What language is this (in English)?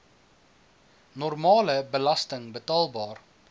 Afrikaans